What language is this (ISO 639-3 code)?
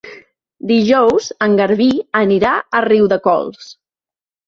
cat